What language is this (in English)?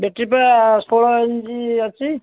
Odia